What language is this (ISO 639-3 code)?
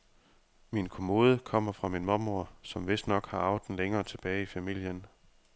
dan